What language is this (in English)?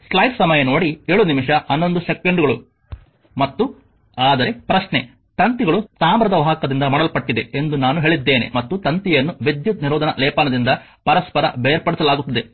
Kannada